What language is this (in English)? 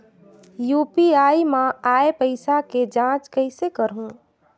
Chhattisgarhi